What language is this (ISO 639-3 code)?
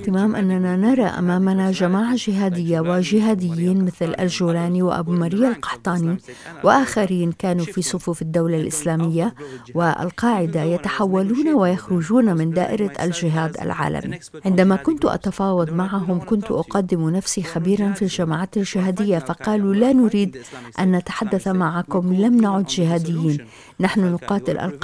ara